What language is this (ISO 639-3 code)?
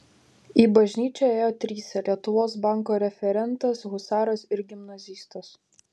lit